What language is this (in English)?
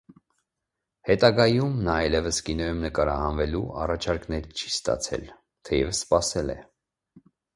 Armenian